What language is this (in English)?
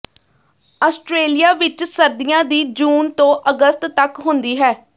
Punjabi